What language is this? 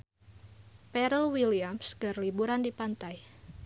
Sundanese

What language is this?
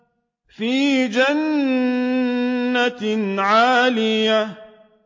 Arabic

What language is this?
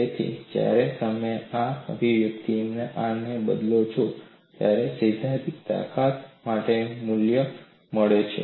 Gujarati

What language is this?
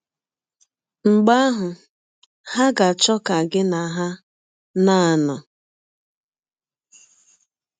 Igbo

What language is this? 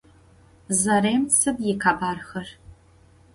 Adyghe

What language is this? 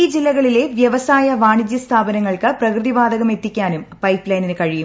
Malayalam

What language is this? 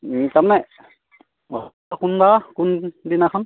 Assamese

